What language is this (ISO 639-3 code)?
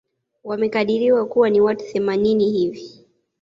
swa